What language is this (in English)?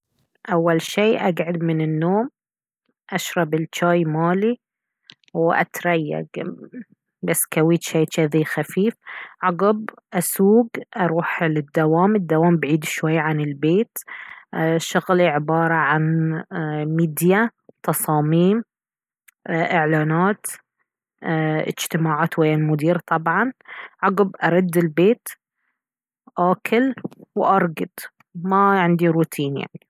Baharna Arabic